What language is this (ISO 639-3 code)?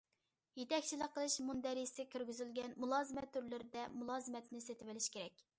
uig